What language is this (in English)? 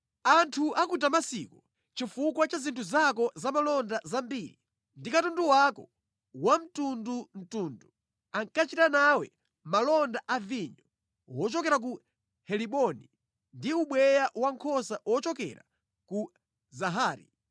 Nyanja